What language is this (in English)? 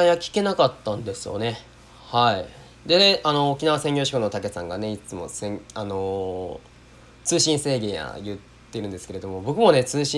Japanese